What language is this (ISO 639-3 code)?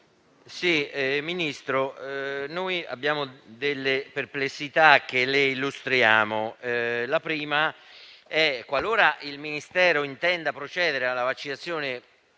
ita